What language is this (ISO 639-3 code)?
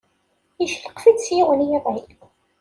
kab